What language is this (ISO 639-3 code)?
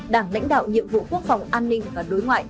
vie